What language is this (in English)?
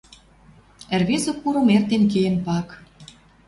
Western Mari